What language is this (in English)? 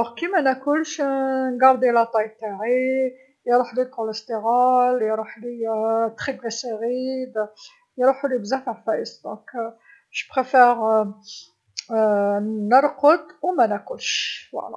Algerian Arabic